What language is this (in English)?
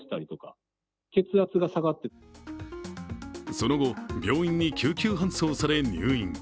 Japanese